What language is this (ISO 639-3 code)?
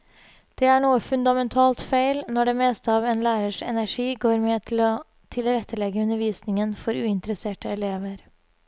nor